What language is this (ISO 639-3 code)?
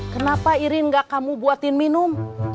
ind